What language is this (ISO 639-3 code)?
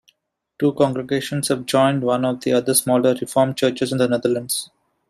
eng